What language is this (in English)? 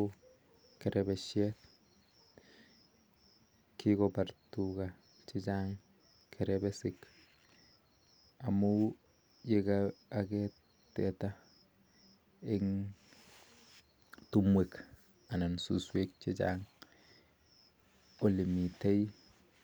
Kalenjin